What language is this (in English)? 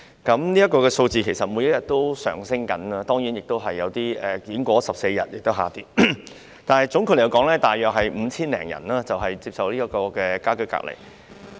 Cantonese